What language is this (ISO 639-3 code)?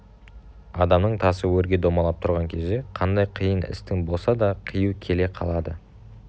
kaz